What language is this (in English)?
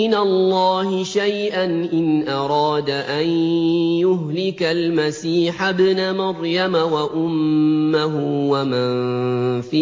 Arabic